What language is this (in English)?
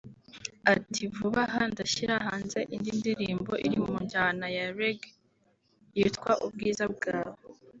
Kinyarwanda